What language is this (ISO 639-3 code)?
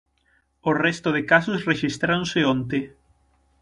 glg